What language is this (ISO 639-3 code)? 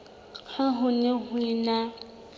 sot